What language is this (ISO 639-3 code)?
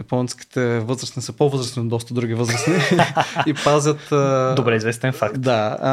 bul